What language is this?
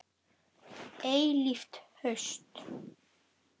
Icelandic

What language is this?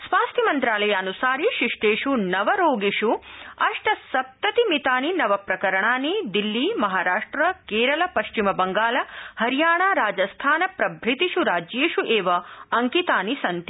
Sanskrit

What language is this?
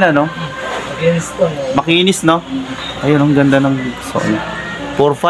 Filipino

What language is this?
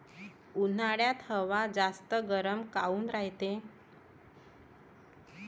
Marathi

